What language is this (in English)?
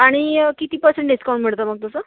Marathi